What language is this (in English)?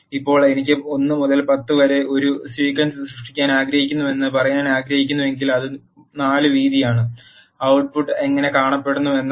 Malayalam